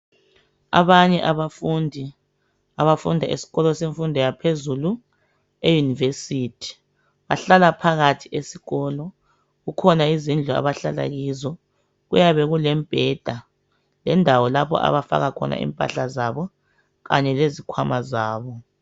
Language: North Ndebele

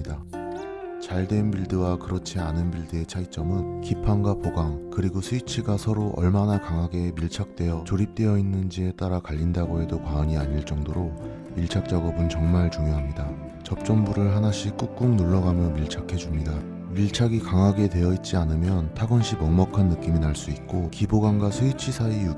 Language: Korean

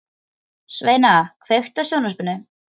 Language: Icelandic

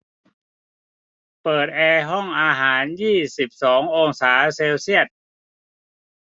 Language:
Thai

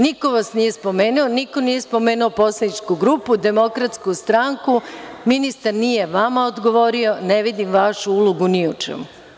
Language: Serbian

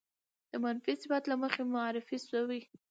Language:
Pashto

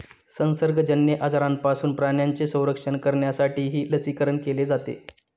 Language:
Marathi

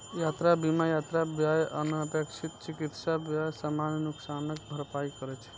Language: Maithili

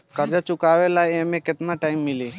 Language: Bhojpuri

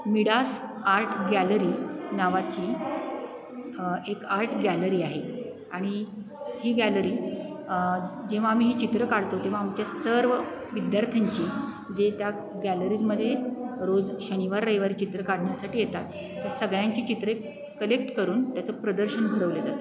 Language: Marathi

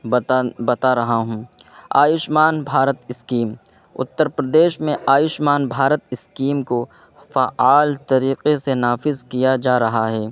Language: Urdu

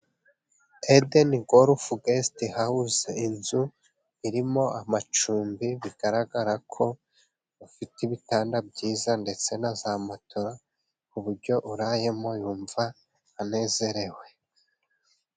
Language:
Kinyarwanda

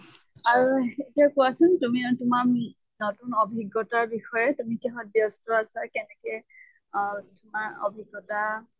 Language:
Assamese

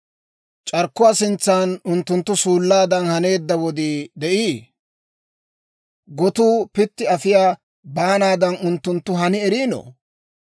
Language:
Dawro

